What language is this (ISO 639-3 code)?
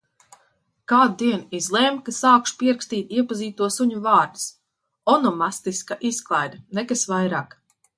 lav